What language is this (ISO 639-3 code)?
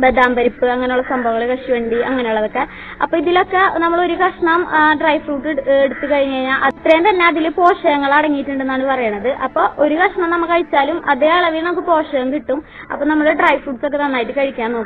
fra